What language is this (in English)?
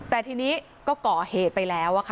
Thai